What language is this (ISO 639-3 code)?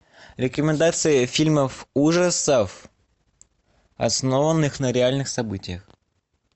rus